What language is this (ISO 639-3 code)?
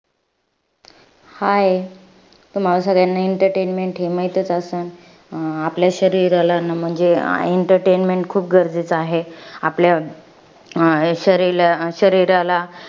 mar